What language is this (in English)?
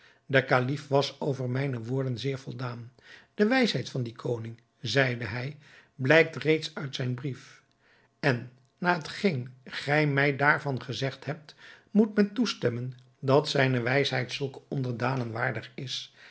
Dutch